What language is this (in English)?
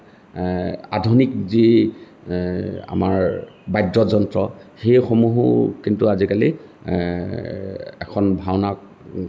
Assamese